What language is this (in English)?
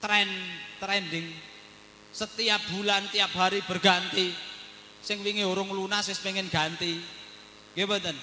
Indonesian